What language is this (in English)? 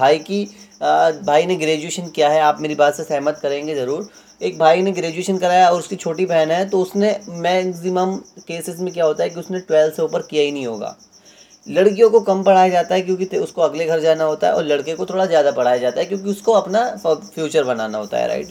Hindi